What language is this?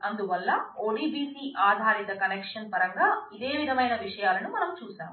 Telugu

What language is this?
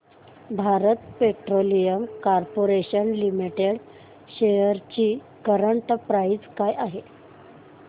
Marathi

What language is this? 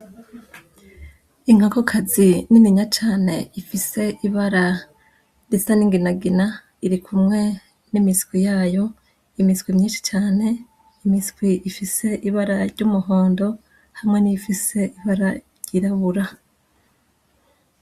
Rundi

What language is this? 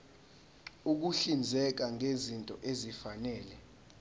Zulu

